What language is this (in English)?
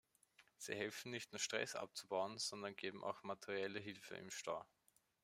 German